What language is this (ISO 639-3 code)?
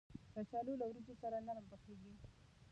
pus